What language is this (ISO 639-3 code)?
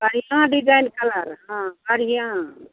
mai